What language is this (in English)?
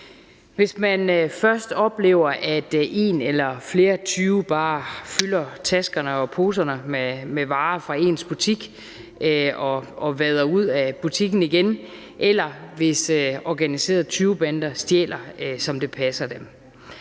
Danish